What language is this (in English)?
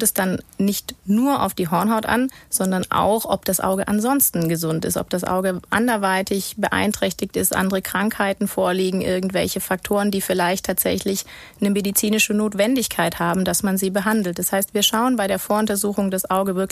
German